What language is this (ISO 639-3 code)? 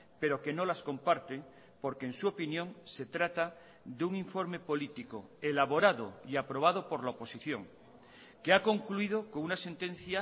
spa